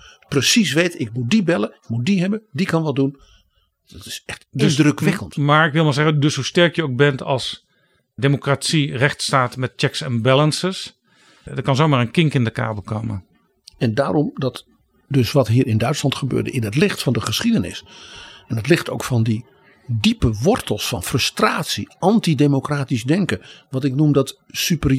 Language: Dutch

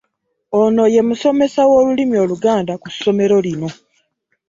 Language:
Ganda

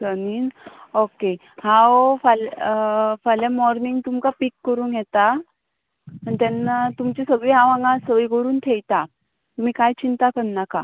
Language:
Konkani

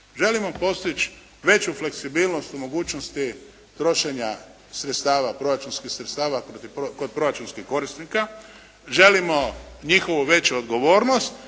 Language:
Croatian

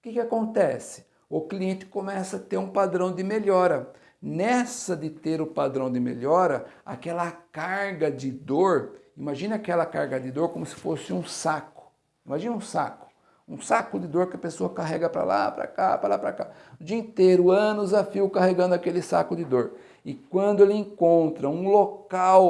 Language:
Portuguese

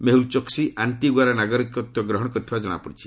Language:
Odia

